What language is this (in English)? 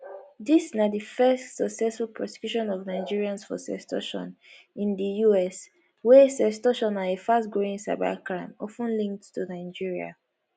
Nigerian Pidgin